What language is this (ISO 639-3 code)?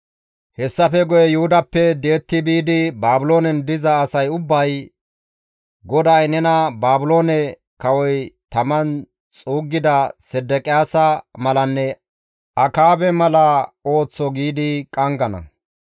gmv